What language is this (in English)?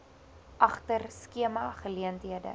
Afrikaans